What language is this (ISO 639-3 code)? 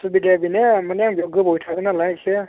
brx